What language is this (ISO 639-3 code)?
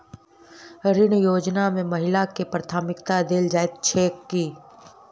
mai